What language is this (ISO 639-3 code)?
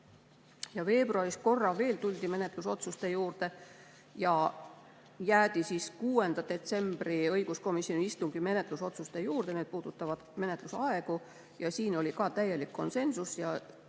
est